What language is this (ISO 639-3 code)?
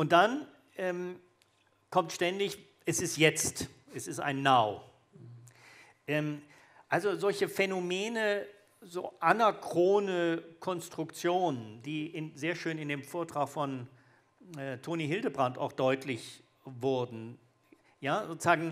deu